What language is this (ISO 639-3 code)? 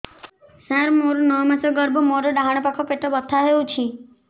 ori